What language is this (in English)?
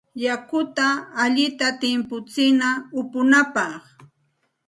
Santa Ana de Tusi Pasco Quechua